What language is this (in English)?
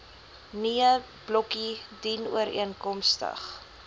Afrikaans